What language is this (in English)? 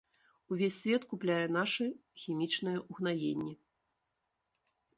Belarusian